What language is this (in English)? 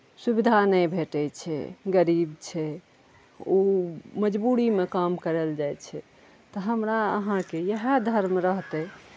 Maithili